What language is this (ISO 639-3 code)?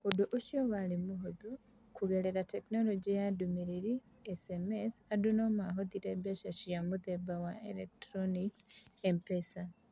kik